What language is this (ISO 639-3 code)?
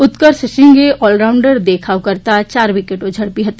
guj